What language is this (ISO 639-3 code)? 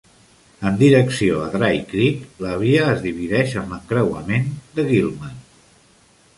cat